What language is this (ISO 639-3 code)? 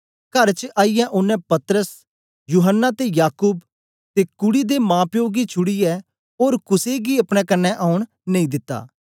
doi